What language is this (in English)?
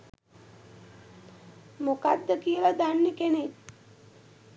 Sinhala